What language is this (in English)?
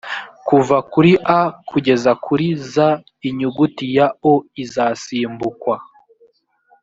Kinyarwanda